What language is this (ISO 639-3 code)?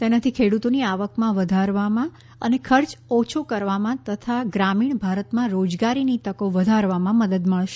guj